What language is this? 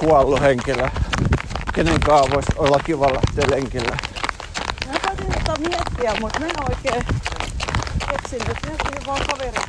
Finnish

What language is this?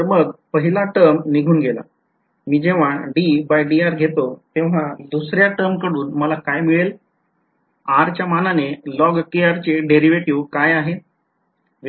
Marathi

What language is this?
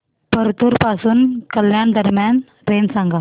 Marathi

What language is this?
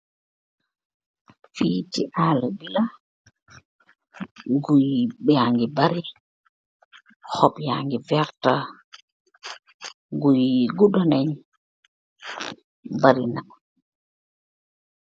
Wolof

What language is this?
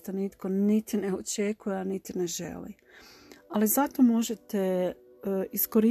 Croatian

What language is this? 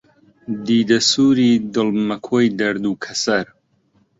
Central Kurdish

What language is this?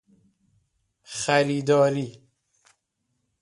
Persian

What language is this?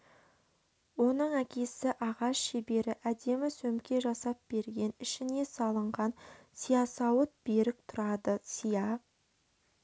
Kazakh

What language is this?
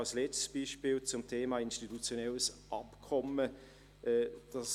Swiss German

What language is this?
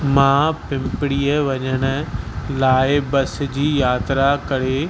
Sindhi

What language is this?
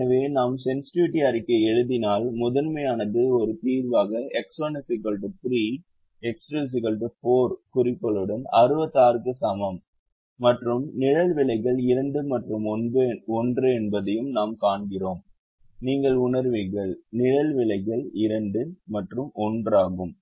Tamil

